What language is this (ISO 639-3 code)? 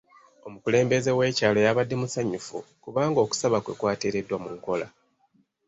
lug